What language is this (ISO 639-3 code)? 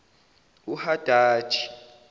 zul